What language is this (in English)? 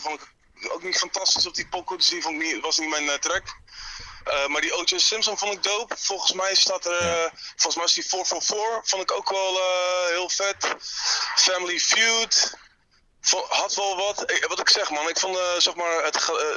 Dutch